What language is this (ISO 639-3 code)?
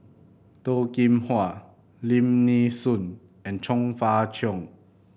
eng